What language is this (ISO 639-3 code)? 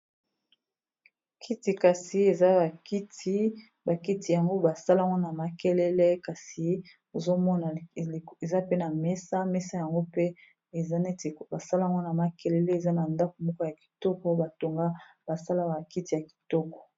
lin